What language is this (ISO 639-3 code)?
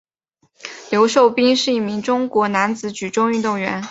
zho